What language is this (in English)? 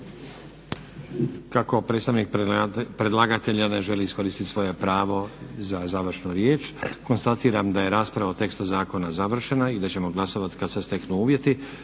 Croatian